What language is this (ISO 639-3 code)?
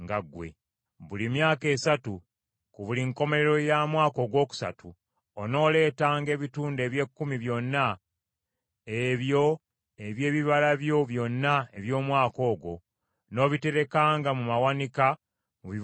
lug